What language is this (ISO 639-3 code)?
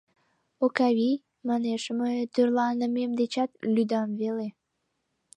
chm